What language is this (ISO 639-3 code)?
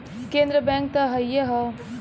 bho